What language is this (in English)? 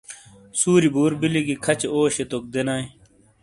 Shina